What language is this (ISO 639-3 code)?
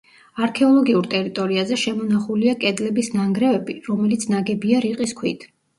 kat